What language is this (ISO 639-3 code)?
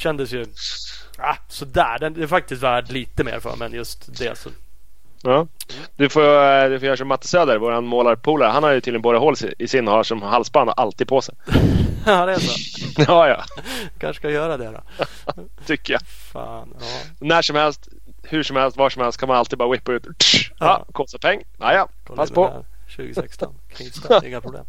swe